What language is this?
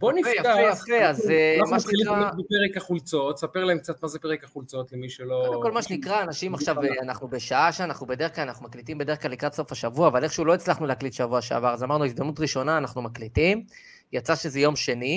Hebrew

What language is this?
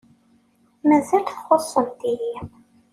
Kabyle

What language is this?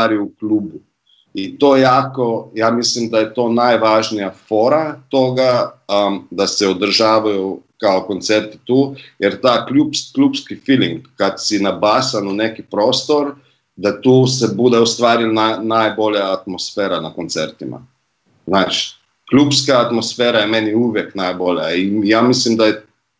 Croatian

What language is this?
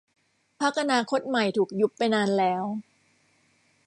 Thai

